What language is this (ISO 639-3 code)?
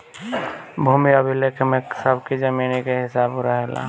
bho